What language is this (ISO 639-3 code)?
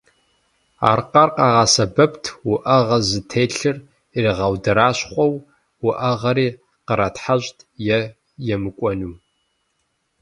kbd